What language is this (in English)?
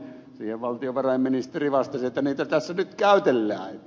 Finnish